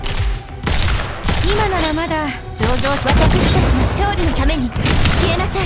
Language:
Japanese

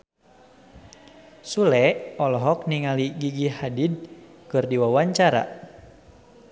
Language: Sundanese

